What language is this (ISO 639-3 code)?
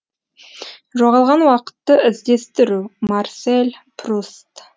kaz